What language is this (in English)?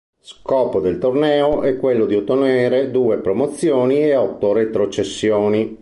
Italian